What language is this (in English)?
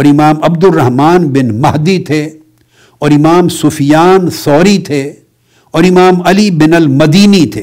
Urdu